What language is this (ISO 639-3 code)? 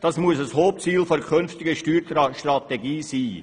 gsw